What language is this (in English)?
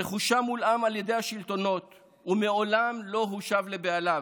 Hebrew